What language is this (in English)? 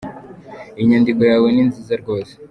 Kinyarwanda